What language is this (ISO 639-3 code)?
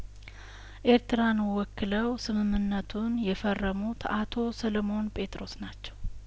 amh